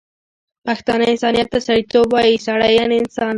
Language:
Pashto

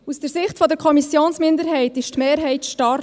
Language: Swiss German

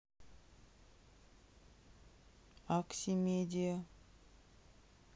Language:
Russian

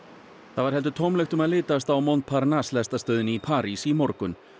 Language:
Icelandic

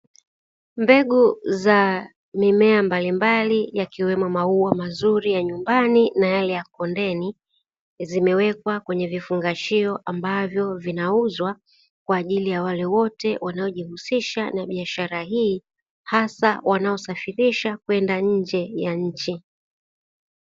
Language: Swahili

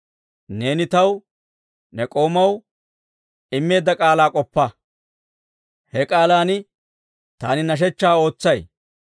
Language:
Dawro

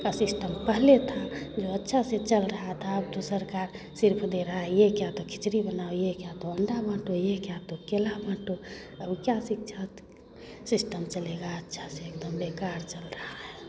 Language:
Hindi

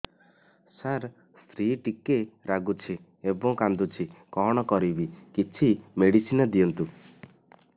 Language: Odia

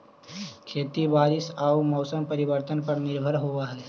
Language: Magahi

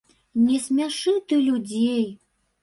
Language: Belarusian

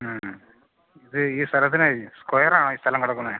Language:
Malayalam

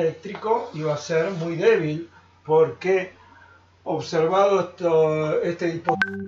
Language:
Spanish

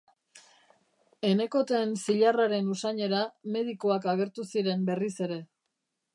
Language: Basque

